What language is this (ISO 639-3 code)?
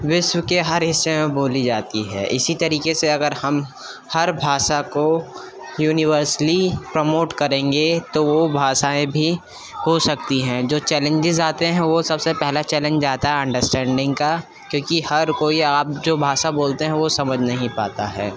urd